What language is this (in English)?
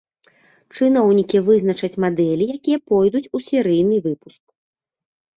Belarusian